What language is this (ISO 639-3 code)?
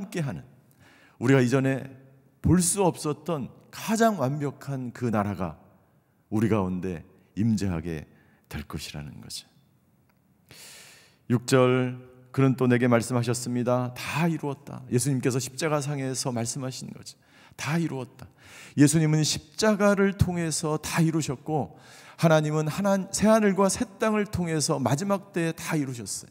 kor